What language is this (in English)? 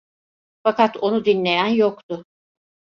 Turkish